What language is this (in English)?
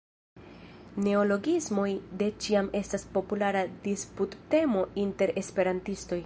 Esperanto